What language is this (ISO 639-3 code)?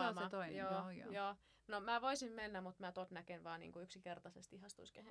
fin